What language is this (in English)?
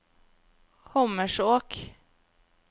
Norwegian